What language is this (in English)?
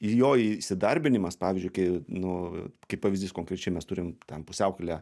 Lithuanian